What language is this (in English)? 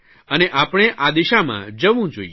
Gujarati